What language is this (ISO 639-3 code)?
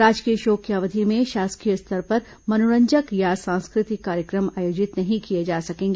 hin